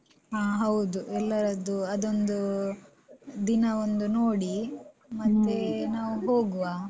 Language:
Kannada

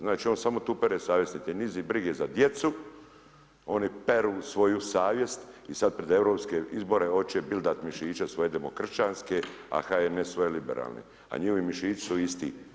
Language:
Croatian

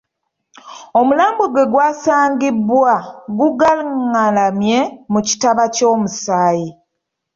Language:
Ganda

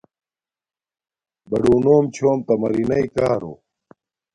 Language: Domaaki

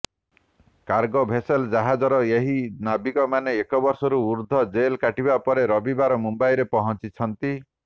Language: Odia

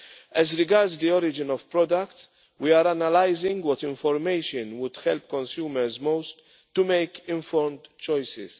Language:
English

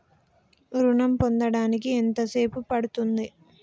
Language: Telugu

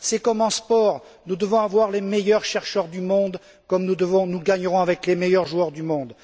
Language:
French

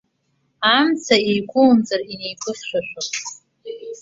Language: Abkhazian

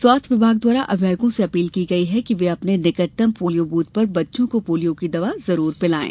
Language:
Hindi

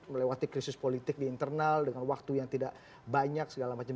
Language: Indonesian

